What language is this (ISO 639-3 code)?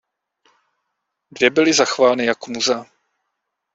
ces